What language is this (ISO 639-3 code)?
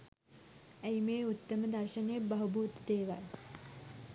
sin